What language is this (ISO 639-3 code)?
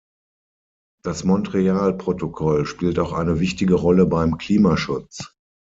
deu